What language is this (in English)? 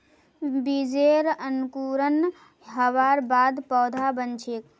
Magahi